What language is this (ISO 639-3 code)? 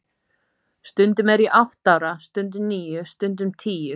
isl